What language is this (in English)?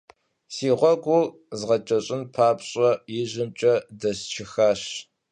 Kabardian